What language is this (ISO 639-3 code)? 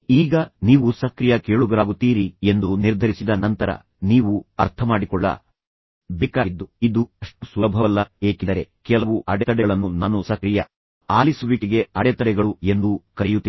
kan